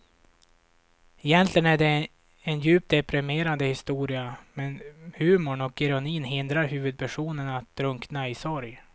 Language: Swedish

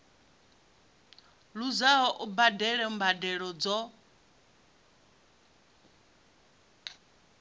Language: Venda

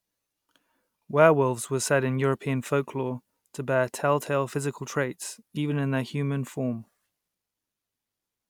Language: English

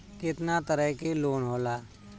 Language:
Bhojpuri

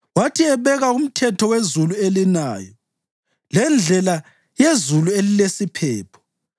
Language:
North Ndebele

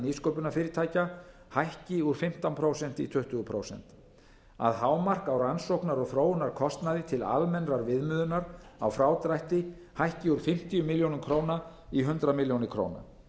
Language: Icelandic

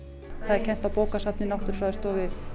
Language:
Icelandic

